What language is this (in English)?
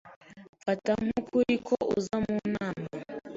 Kinyarwanda